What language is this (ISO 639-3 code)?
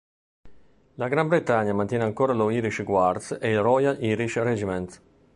ita